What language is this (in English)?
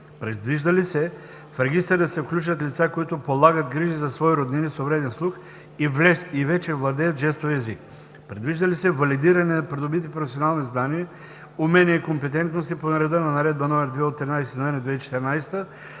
Bulgarian